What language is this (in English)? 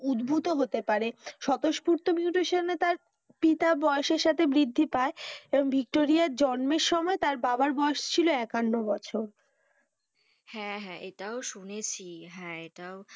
Bangla